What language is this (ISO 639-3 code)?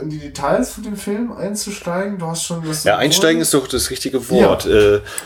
deu